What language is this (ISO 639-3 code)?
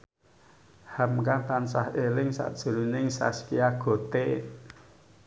jav